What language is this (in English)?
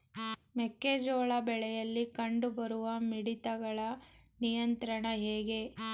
Kannada